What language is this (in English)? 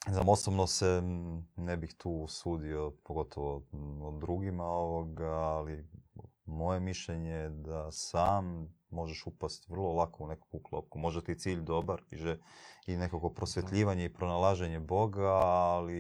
Croatian